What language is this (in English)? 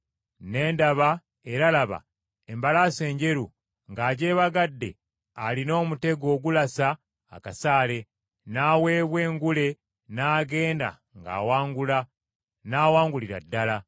Ganda